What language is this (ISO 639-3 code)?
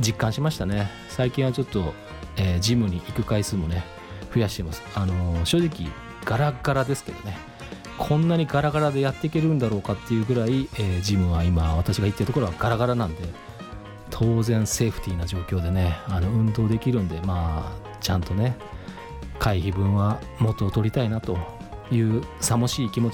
jpn